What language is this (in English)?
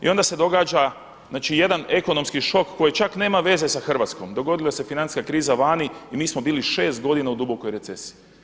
Croatian